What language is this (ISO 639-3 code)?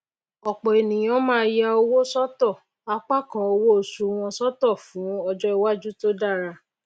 yor